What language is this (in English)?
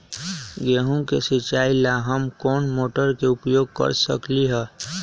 Magahi